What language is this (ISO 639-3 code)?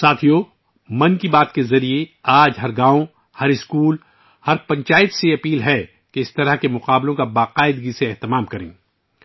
urd